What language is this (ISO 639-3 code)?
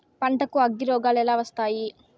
tel